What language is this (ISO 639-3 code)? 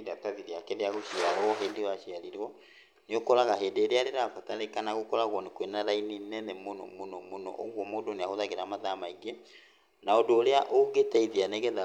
kik